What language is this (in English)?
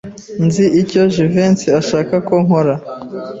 Kinyarwanda